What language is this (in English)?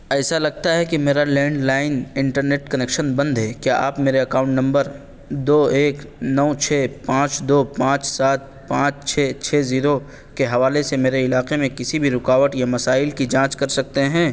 Urdu